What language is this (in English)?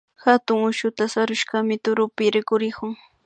Imbabura Highland Quichua